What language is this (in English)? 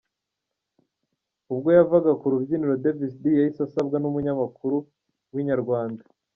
Kinyarwanda